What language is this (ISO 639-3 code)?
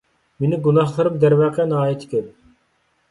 uig